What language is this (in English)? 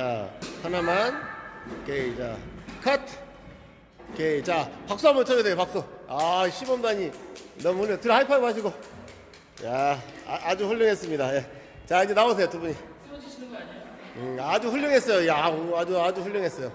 Korean